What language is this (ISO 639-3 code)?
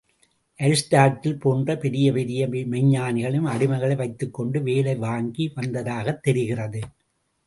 tam